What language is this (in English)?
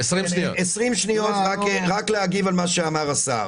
Hebrew